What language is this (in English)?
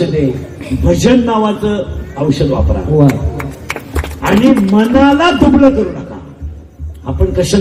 Marathi